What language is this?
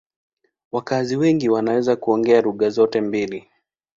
Swahili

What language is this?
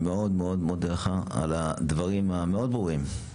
Hebrew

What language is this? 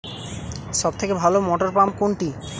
Bangla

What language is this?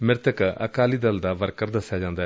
Punjabi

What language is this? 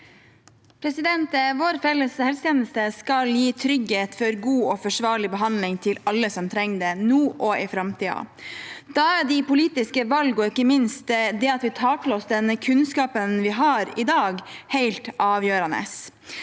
Norwegian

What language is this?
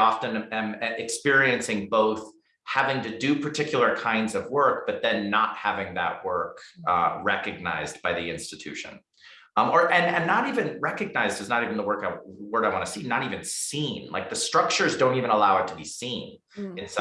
English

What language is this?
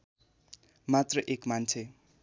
Nepali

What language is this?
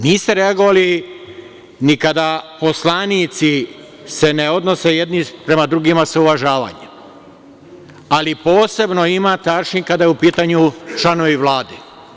Serbian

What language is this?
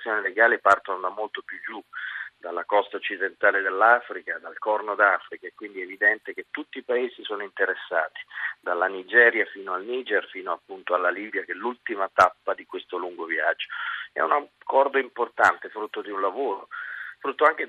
Italian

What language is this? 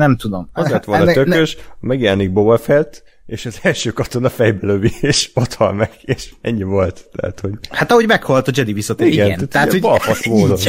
Hungarian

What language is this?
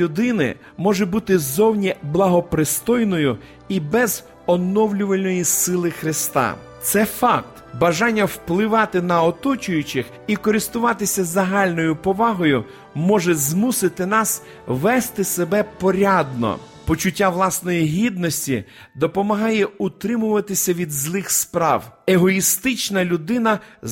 Ukrainian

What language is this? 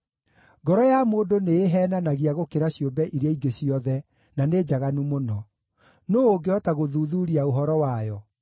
Kikuyu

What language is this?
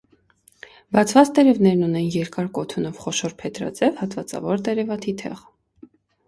Armenian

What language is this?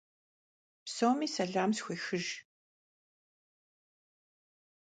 Kabardian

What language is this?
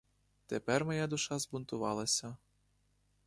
Ukrainian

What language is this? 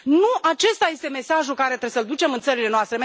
Romanian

